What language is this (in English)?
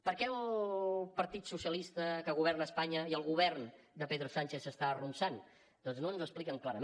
Catalan